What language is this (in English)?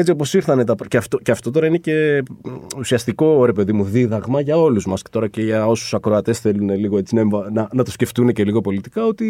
Greek